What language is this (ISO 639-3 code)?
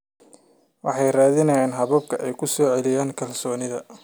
som